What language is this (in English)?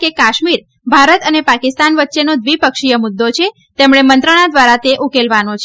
Gujarati